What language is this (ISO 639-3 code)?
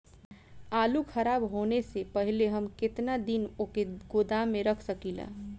bho